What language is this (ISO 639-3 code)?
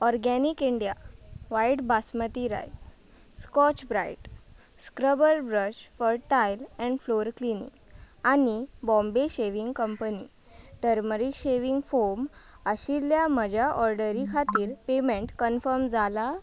kok